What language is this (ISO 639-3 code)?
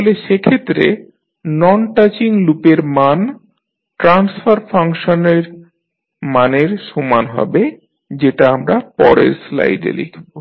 ben